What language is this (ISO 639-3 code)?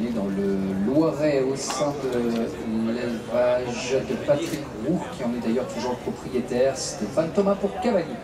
fra